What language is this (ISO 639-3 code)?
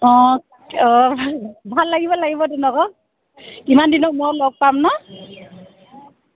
asm